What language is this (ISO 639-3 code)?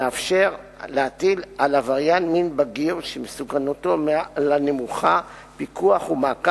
heb